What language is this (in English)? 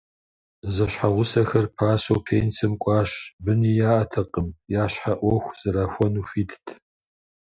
Kabardian